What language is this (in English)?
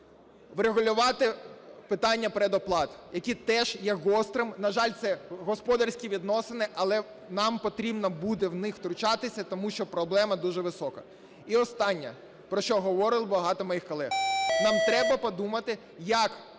Ukrainian